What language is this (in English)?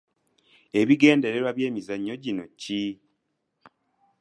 Ganda